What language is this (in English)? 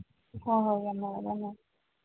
Manipuri